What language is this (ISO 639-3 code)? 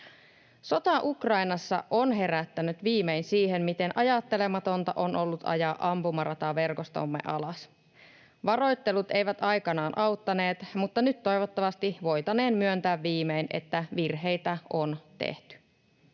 fin